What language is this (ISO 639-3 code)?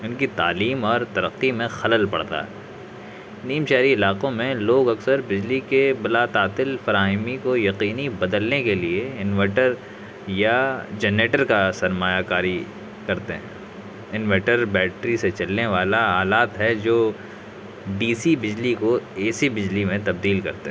urd